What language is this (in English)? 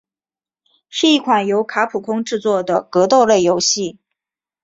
Chinese